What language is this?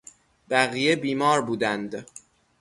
Persian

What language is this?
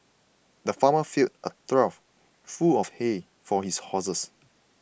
English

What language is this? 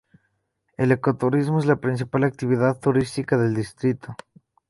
Spanish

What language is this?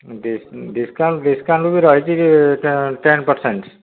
Odia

